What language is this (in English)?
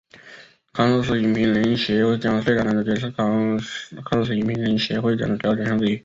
Chinese